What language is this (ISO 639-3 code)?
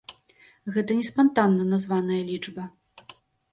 bel